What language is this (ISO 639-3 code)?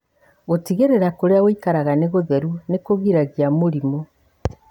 kik